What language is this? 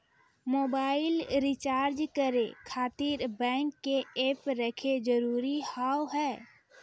Maithili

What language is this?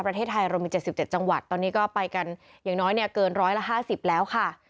Thai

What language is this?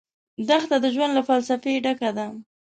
Pashto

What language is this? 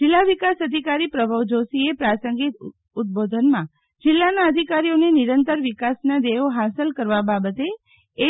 Gujarati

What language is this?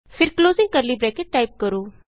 Punjabi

